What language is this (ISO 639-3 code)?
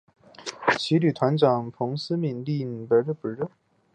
zho